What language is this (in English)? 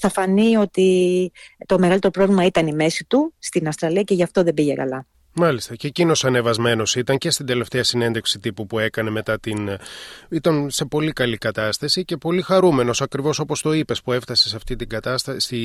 Greek